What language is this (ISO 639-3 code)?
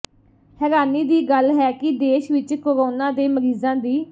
pan